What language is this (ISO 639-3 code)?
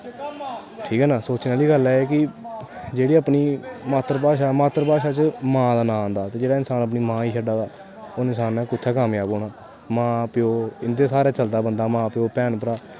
doi